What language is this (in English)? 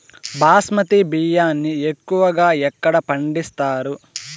Telugu